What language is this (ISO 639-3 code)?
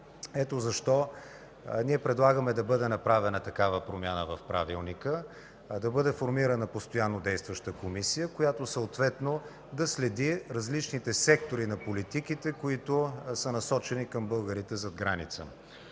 bul